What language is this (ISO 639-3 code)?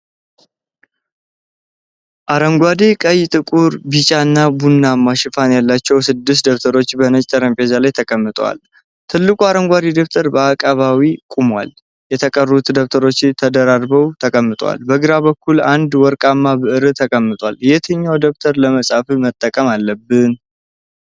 amh